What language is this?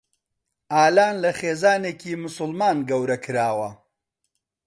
Central Kurdish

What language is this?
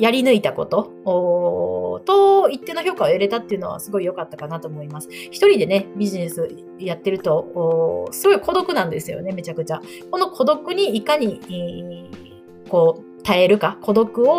Japanese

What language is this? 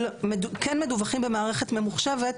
Hebrew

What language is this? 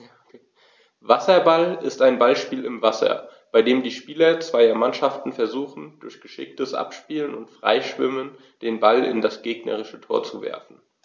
German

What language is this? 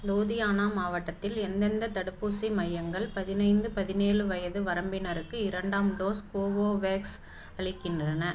Tamil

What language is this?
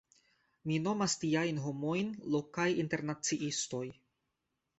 Esperanto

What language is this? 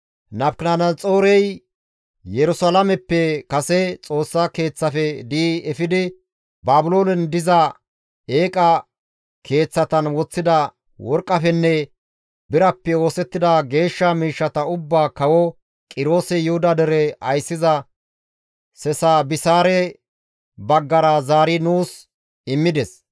Gamo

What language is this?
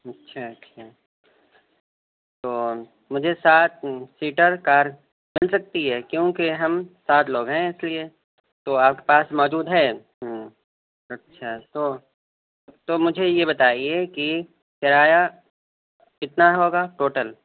Urdu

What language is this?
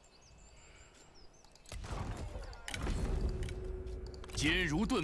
Vietnamese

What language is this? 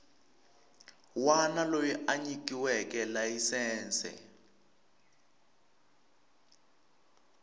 Tsonga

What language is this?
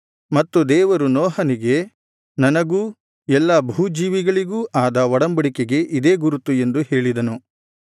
Kannada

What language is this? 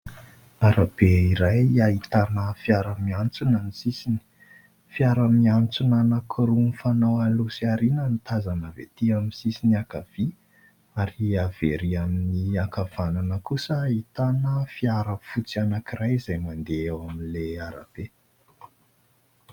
Malagasy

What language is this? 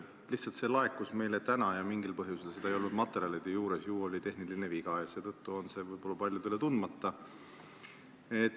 Estonian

